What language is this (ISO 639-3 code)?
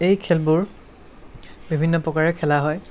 asm